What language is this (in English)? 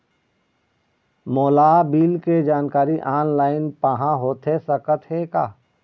Chhattisgarhi